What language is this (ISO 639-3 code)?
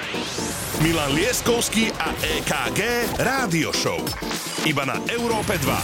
slk